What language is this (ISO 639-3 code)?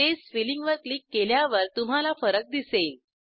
mar